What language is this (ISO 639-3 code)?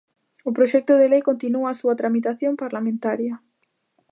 glg